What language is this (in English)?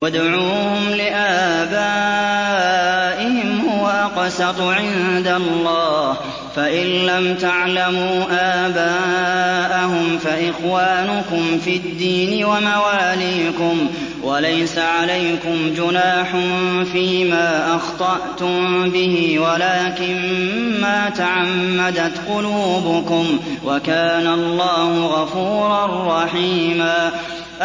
Arabic